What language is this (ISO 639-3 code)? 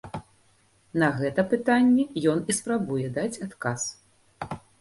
bel